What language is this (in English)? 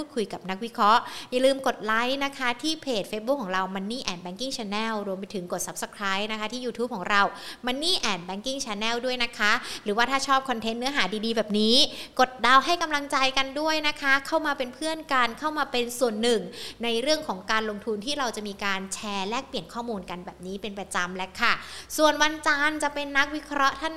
Thai